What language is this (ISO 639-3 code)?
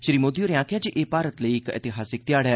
doi